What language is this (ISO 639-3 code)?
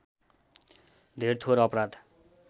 nep